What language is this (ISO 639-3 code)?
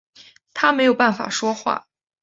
zho